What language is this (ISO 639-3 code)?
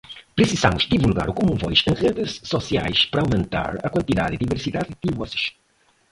por